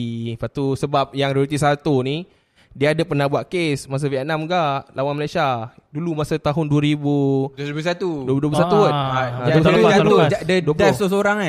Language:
Malay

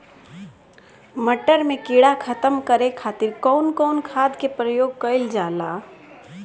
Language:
Bhojpuri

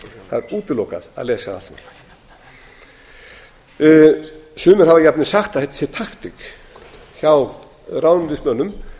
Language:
Icelandic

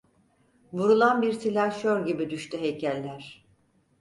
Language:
Turkish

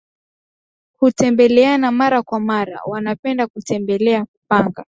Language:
Swahili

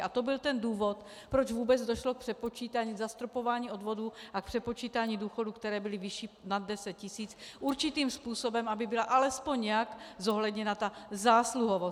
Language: Czech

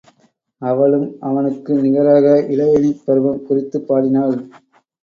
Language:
Tamil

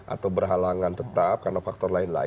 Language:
Indonesian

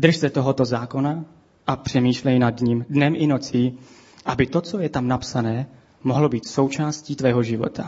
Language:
Czech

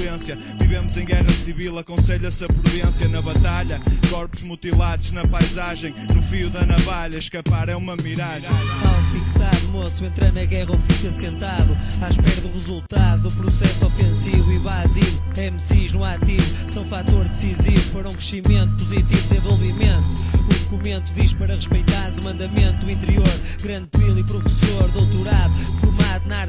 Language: Portuguese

